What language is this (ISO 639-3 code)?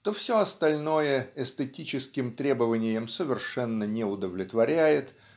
rus